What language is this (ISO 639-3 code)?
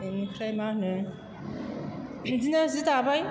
brx